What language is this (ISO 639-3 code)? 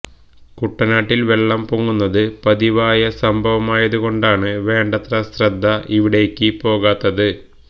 mal